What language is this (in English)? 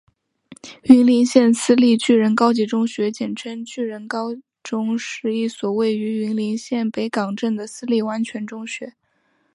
Chinese